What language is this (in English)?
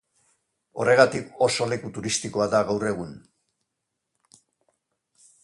Basque